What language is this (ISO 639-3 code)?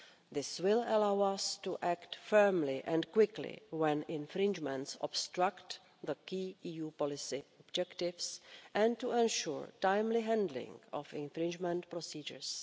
eng